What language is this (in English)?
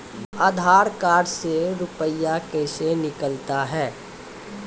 Maithili